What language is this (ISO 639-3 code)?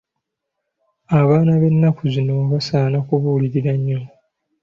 lug